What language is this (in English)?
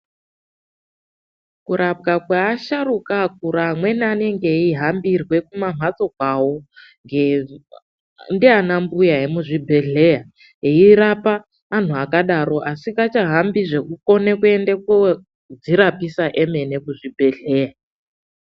Ndau